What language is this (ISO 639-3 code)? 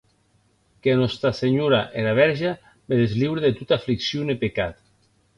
oci